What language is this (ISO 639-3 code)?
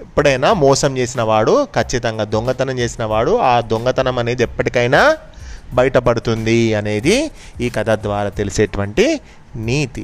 tel